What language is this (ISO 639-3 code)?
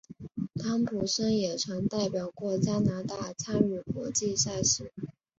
zho